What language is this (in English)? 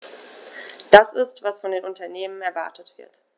German